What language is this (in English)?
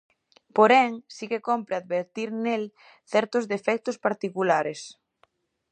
Galician